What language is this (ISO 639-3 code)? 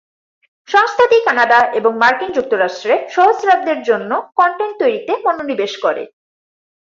ben